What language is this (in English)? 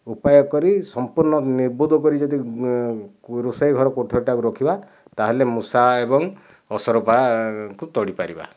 Odia